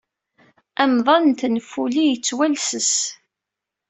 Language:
Kabyle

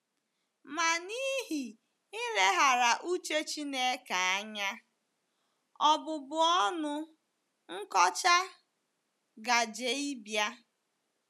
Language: Igbo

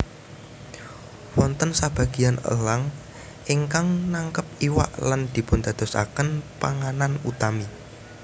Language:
Javanese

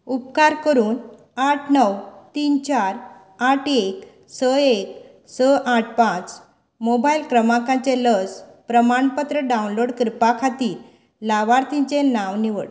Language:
Konkani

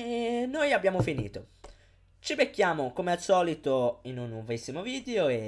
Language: Italian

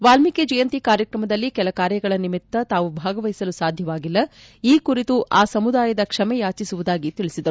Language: Kannada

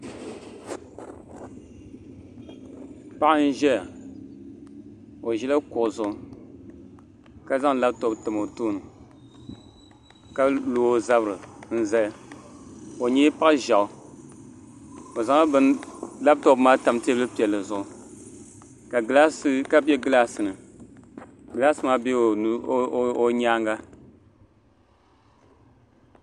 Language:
Dagbani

